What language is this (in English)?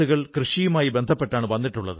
Malayalam